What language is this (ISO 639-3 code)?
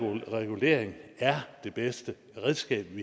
dan